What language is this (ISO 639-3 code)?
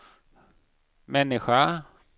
swe